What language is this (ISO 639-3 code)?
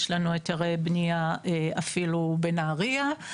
heb